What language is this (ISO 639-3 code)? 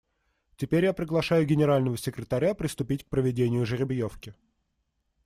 rus